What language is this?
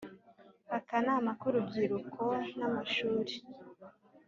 Kinyarwanda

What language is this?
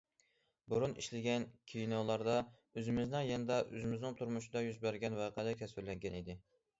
Uyghur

